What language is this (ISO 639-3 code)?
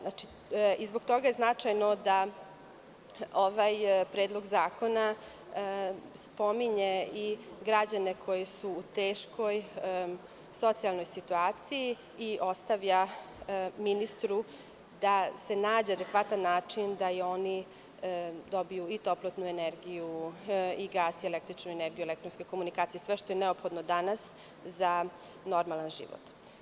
srp